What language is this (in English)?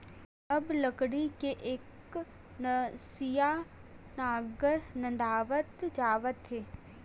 Chhattisgarhi